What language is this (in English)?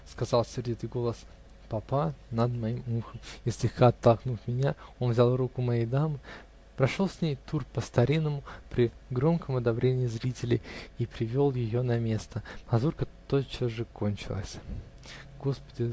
Russian